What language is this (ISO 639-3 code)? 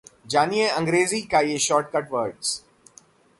hin